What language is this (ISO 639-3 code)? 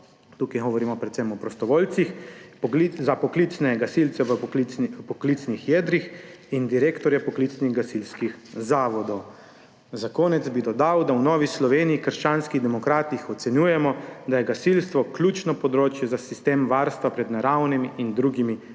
slv